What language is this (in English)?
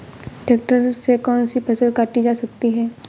Hindi